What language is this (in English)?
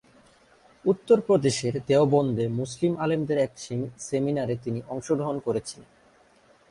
Bangla